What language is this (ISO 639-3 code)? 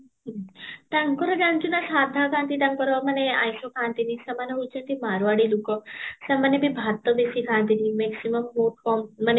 ori